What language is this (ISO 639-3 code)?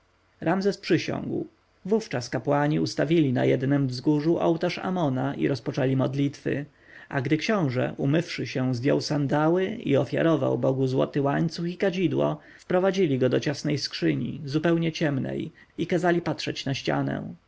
pol